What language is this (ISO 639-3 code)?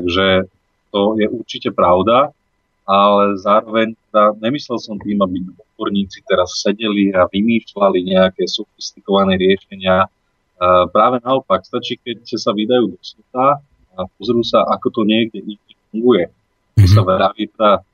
slk